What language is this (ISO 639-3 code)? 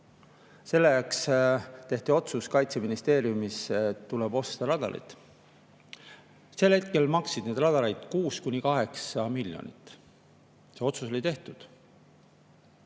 est